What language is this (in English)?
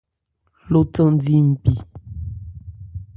Ebrié